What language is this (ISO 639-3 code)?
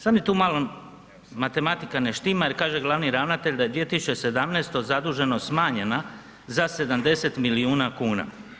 hrv